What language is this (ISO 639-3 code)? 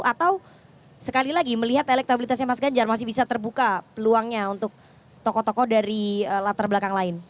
ind